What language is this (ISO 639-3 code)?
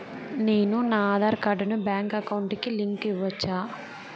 tel